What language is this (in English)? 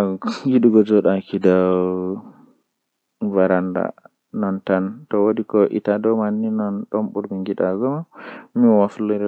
Western Niger Fulfulde